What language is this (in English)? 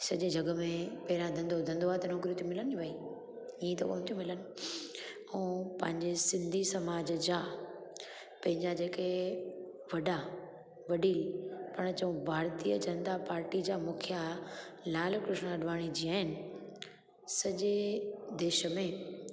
Sindhi